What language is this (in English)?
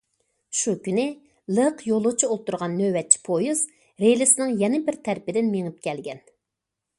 Uyghur